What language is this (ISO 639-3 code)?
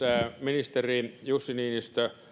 fin